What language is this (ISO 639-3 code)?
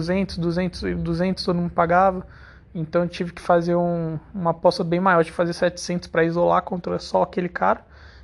por